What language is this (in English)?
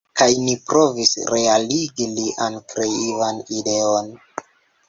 Esperanto